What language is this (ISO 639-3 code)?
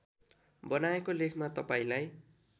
nep